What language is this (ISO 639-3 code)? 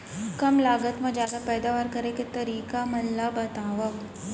hne